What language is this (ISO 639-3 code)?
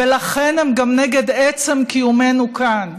heb